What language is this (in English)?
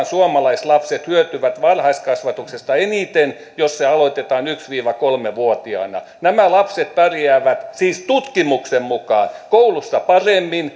Finnish